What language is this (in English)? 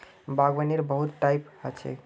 Magahi